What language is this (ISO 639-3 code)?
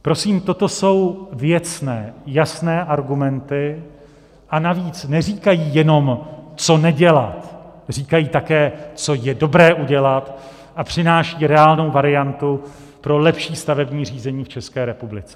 ces